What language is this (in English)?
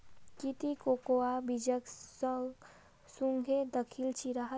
Magahi